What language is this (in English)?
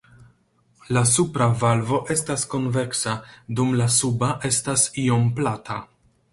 Esperanto